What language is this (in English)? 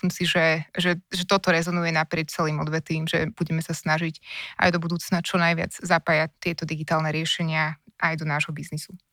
Slovak